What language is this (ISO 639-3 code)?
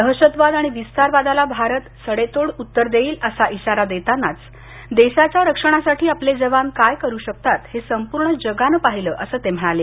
mar